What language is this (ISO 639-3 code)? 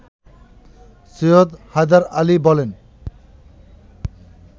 ben